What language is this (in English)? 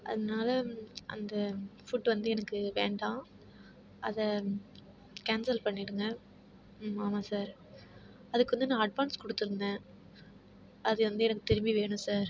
Tamil